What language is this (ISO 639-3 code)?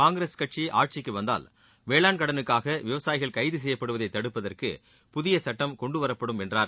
tam